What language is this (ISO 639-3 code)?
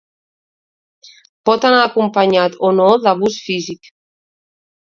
cat